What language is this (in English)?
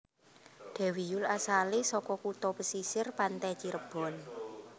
Javanese